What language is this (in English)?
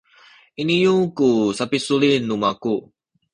Sakizaya